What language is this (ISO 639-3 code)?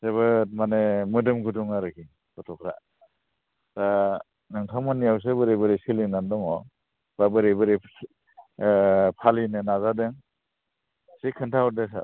brx